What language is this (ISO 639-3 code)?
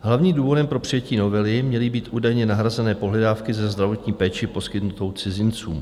ces